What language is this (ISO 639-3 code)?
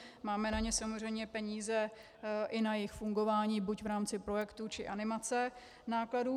ces